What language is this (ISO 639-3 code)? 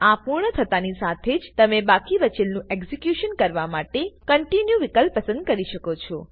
guj